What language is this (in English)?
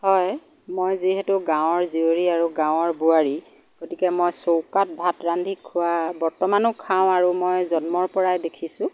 Assamese